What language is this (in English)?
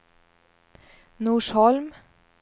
Swedish